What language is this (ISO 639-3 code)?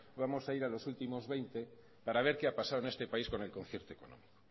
spa